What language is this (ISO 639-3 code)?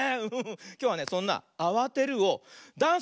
jpn